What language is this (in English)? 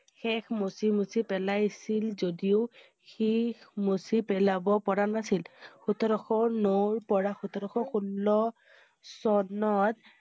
Assamese